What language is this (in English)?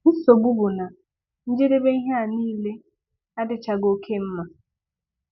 Igbo